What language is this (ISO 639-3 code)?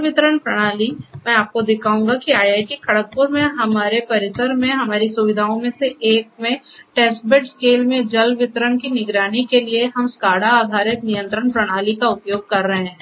hin